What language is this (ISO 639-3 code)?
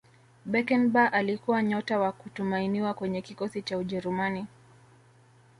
swa